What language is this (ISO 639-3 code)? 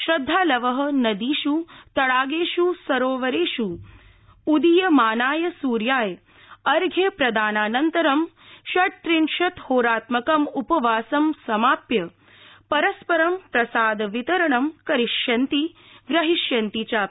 san